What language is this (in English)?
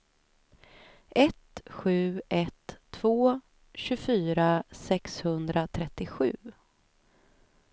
Swedish